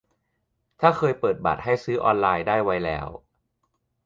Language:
Thai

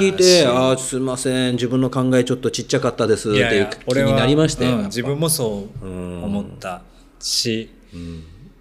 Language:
Japanese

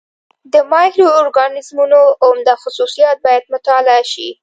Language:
Pashto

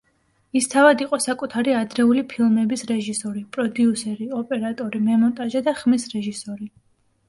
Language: Georgian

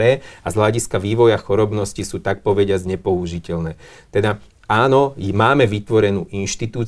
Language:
Slovak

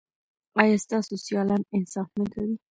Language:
Pashto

